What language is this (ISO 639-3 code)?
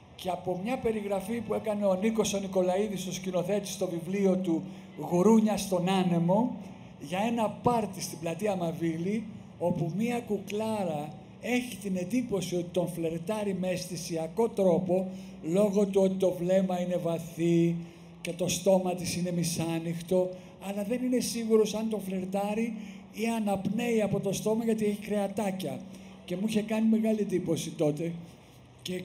ell